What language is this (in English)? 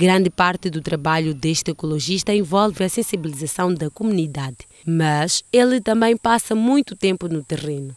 Portuguese